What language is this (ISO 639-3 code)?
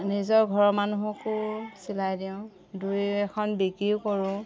asm